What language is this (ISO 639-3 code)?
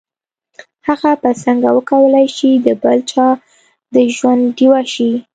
pus